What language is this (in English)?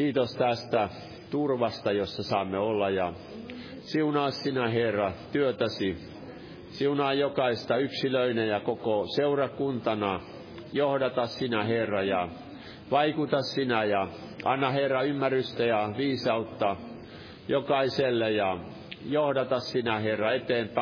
Finnish